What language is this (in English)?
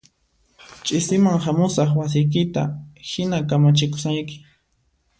Puno Quechua